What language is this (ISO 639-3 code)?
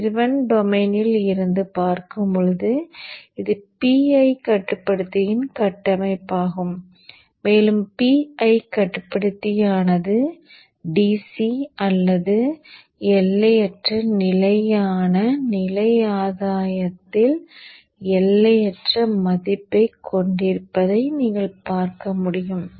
tam